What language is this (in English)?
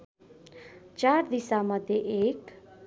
Nepali